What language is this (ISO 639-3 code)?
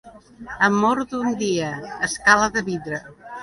cat